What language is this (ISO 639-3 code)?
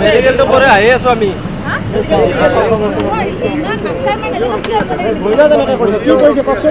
ben